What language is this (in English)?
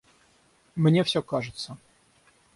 Russian